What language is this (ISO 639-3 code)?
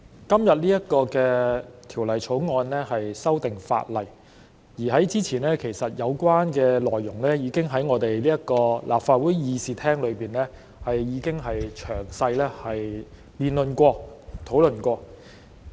yue